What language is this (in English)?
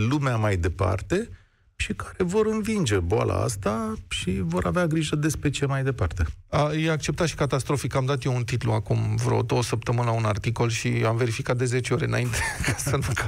Romanian